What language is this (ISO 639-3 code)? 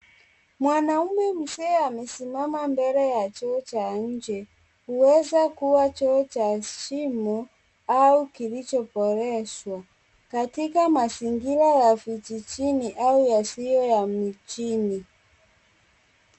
swa